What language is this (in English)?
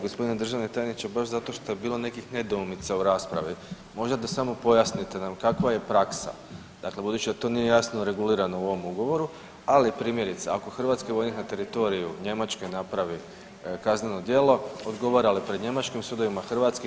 Croatian